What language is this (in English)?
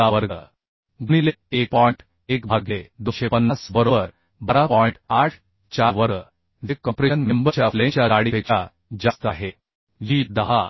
Marathi